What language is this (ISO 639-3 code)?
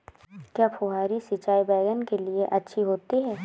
hin